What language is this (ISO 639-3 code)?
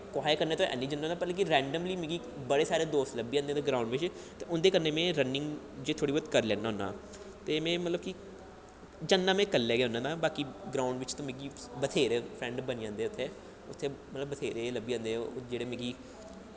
doi